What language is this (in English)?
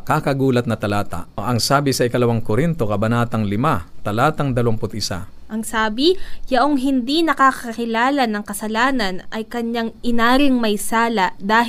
Filipino